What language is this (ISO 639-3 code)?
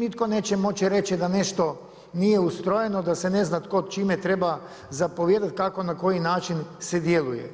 hrv